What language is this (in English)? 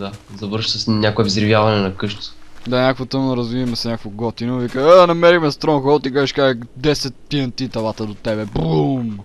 Bulgarian